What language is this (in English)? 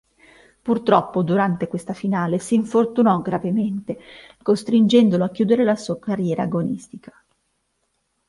Italian